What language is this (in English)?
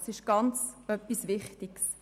Swiss German